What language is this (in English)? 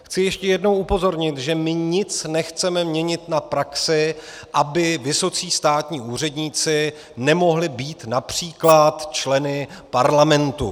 Czech